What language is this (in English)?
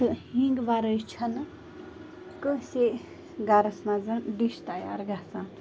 Kashmiri